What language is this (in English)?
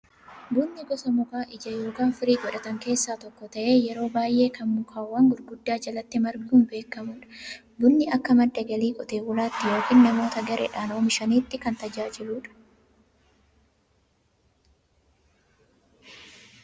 Oromo